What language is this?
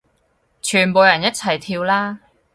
Cantonese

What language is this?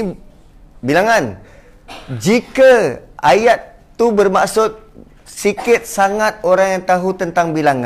Malay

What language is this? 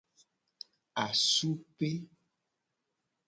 Gen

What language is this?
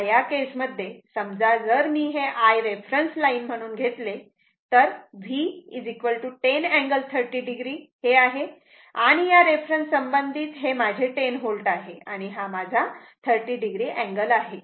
Marathi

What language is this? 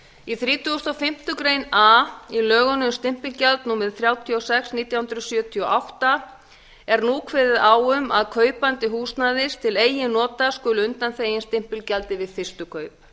Icelandic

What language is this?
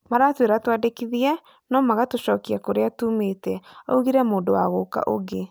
Kikuyu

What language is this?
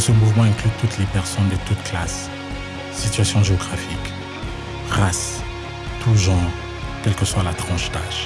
French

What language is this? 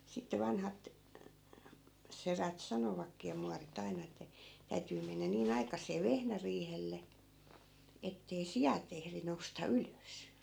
Finnish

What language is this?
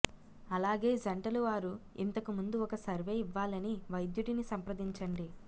Telugu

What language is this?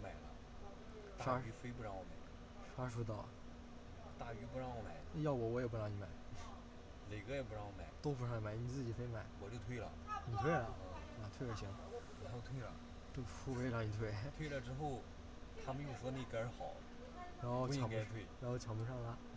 Chinese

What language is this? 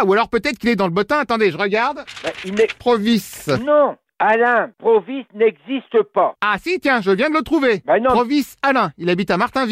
French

